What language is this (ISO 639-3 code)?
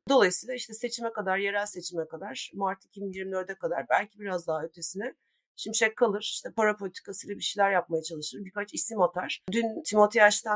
tur